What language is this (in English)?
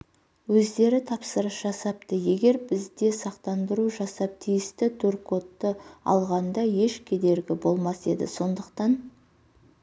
Kazakh